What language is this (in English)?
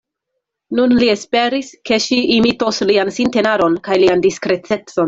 Esperanto